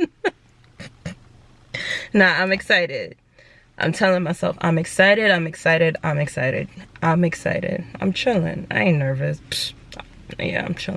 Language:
English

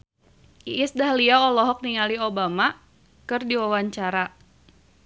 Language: Sundanese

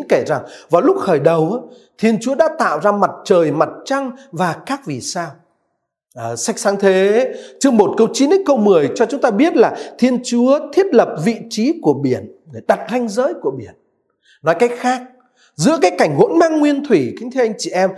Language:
Vietnamese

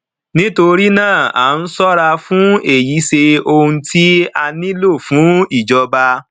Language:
Yoruba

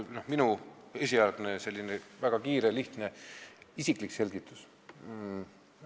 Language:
Estonian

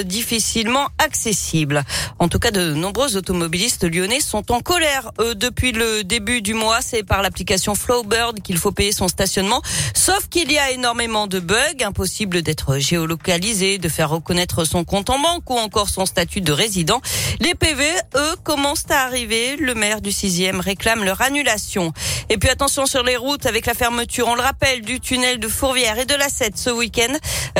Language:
French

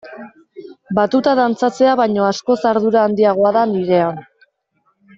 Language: Basque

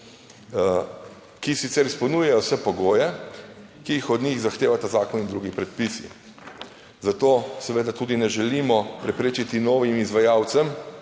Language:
Slovenian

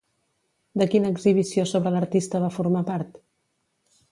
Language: Catalan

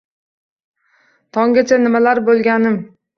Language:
Uzbek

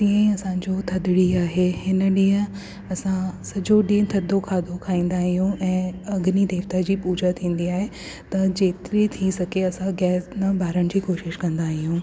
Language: Sindhi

